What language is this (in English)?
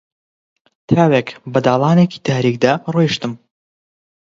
Central Kurdish